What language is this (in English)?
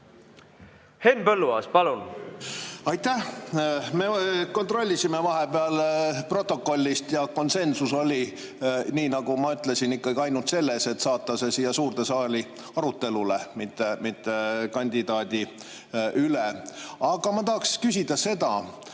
Estonian